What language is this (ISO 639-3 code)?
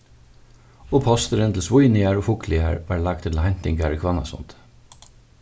fao